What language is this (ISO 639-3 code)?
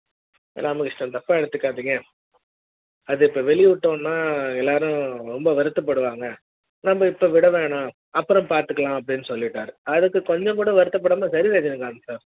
tam